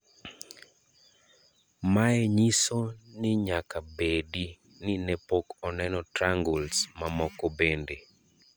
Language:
Luo (Kenya and Tanzania)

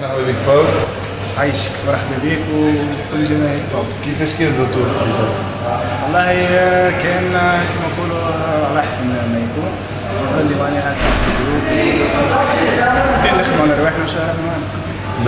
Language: Arabic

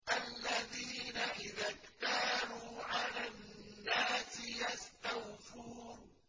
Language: Arabic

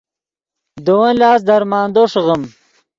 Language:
Yidgha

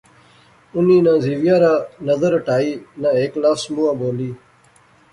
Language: Pahari-Potwari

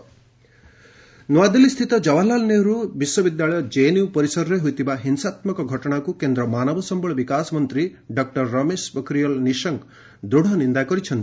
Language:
Odia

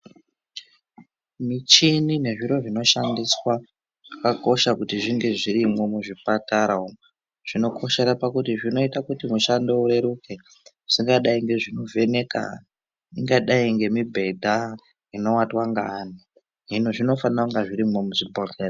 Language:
Ndau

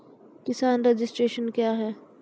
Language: Maithili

